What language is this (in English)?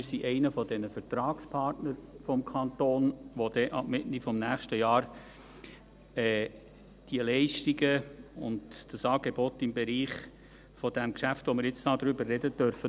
Swiss German